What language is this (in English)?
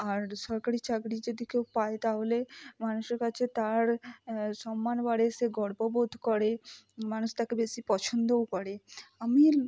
Bangla